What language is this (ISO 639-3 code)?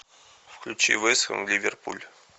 rus